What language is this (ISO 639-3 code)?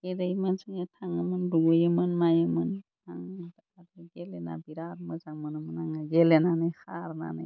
brx